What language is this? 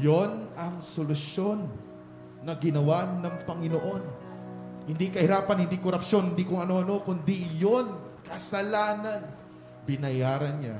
Filipino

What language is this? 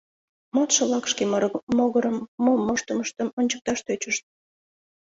Mari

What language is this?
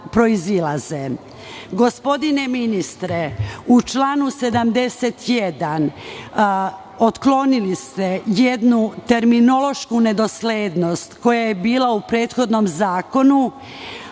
Serbian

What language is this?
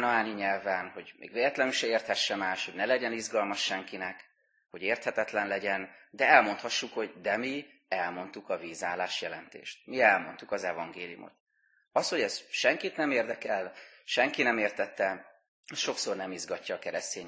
Hungarian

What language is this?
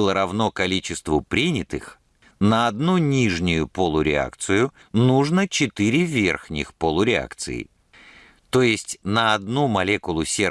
Russian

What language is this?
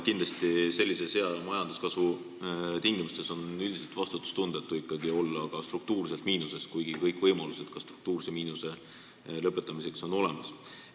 Estonian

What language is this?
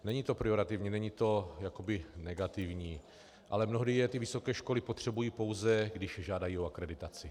Czech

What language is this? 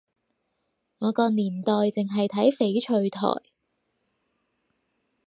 Cantonese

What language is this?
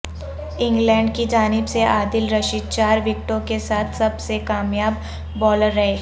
Urdu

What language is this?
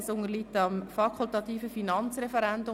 Swiss German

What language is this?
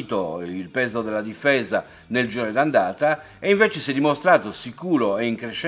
Italian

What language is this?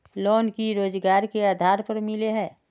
Magahi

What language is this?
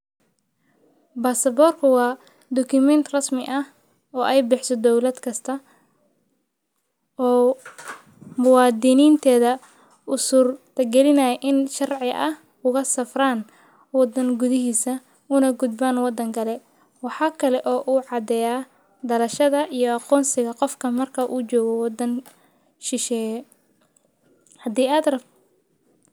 Somali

